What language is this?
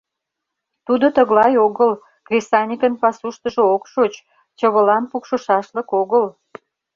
Mari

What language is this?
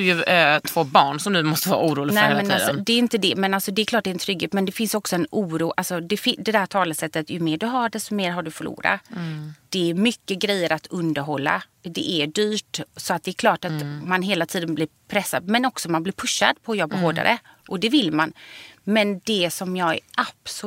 Swedish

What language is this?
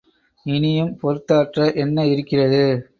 Tamil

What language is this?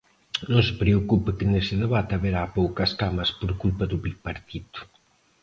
Galician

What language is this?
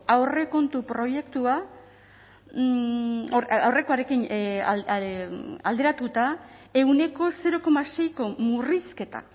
Basque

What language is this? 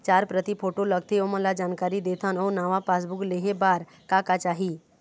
Chhattisgarhi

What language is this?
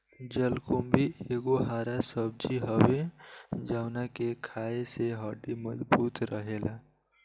Bhojpuri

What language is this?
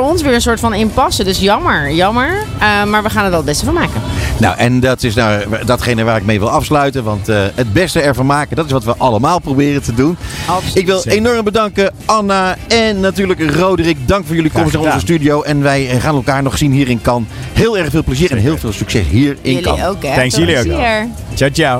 Dutch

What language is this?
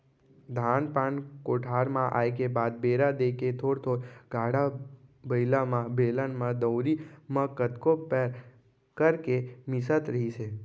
Chhattisgarhi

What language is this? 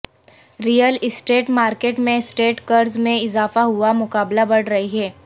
Urdu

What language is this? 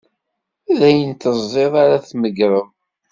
Kabyle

